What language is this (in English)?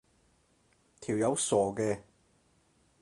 Cantonese